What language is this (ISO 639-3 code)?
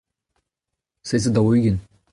bre